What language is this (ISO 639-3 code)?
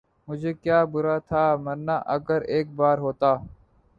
urd